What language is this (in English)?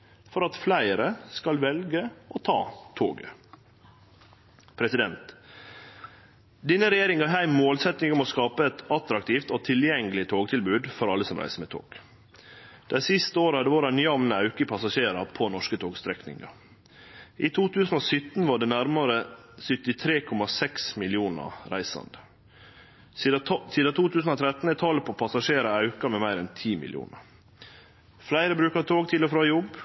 Norwegian Nynorsk